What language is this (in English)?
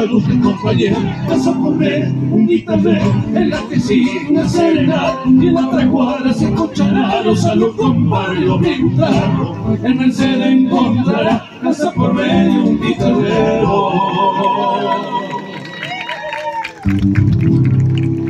Italian